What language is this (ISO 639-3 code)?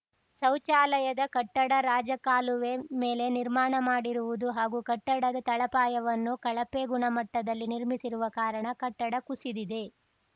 kan